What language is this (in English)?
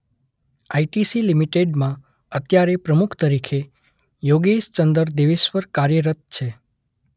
Gujarati